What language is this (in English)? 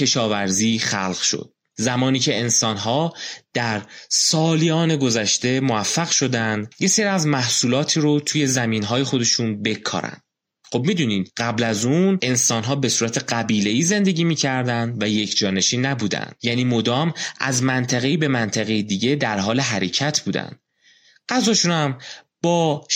Persian